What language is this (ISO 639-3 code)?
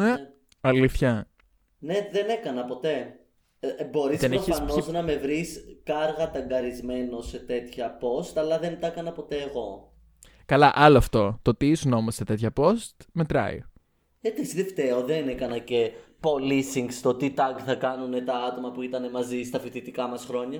ell